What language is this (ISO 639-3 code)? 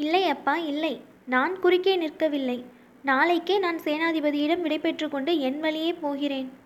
tam